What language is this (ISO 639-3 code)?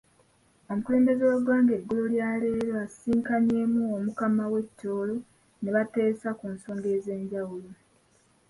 lug